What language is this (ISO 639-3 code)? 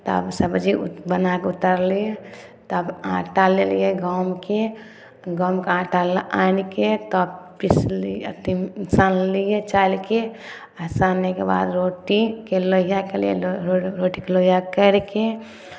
mai